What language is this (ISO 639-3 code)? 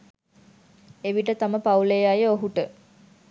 sin